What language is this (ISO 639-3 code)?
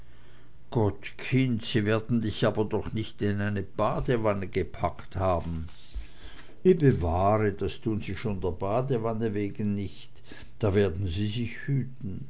deu